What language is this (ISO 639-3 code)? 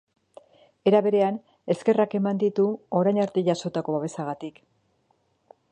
eus